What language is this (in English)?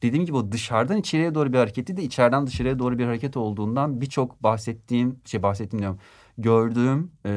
Turkish